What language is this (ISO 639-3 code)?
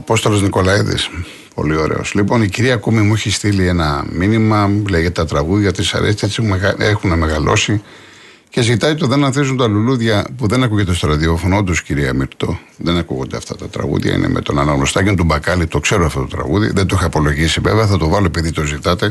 ell